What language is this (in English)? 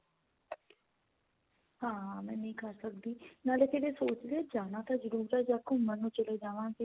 Punjabi